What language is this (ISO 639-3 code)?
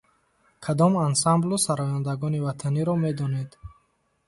tgk